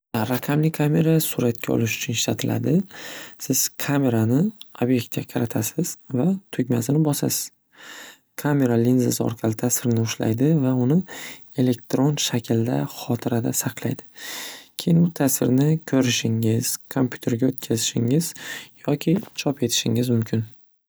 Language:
Uzbek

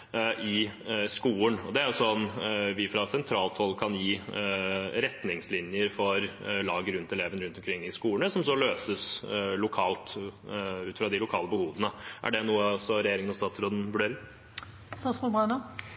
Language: Norwegian Bokmål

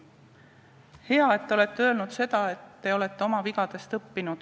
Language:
Estonian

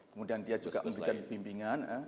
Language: Indonesian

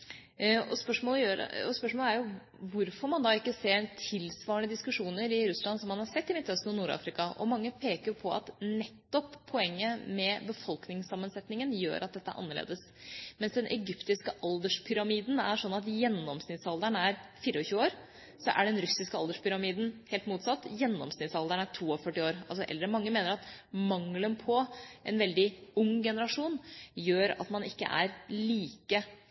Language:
Norwegian Bokmål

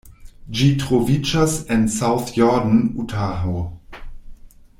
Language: Esperanto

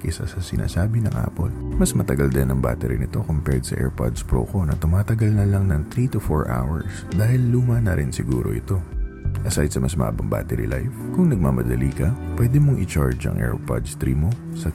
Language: Filipino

